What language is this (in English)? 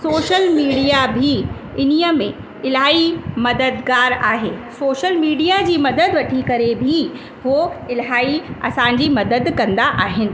Sindhi